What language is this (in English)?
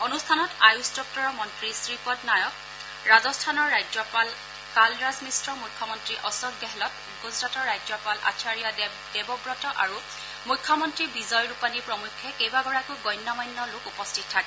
Assamese